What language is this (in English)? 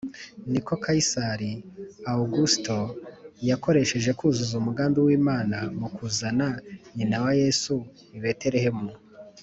Kinyarwanda